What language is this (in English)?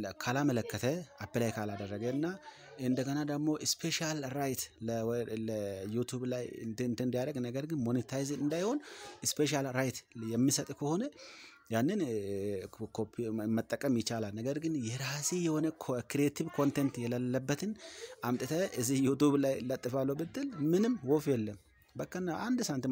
Arabic